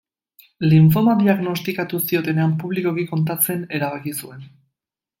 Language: Basque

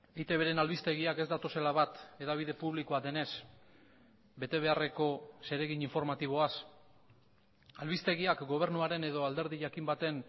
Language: Basque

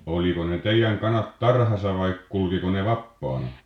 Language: Finnish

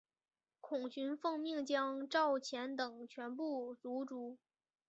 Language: Chinese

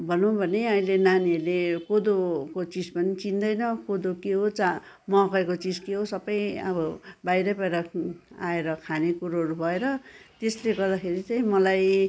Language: Nepali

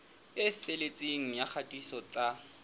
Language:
Southern Sotho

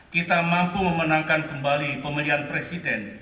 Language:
Indonesian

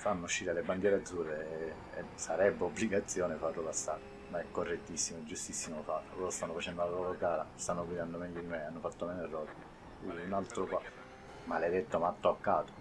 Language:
Italian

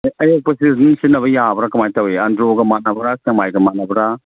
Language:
Manipuri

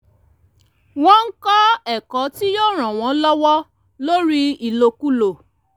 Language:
Yoruba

